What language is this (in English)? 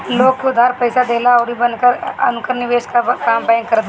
Bhojpuri